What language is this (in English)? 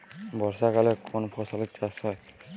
Bangla